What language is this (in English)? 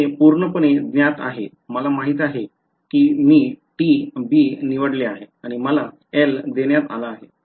Marathi